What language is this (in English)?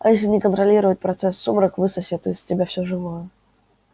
Russian